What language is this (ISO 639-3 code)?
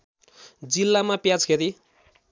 nep